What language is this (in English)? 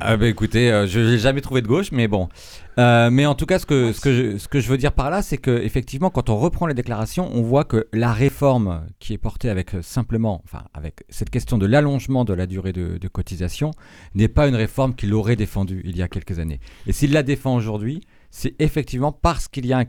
French